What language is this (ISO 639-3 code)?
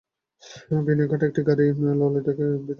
ben